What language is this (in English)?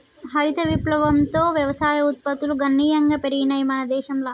Telugu